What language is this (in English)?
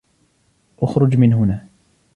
Arabic